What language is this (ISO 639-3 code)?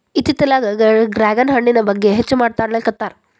kan